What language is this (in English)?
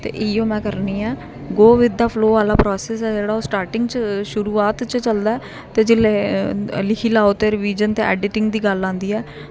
Dogri